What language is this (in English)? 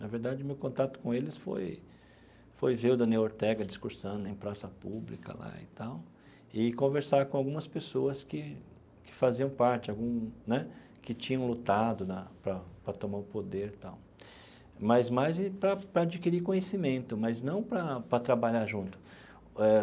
Portuguese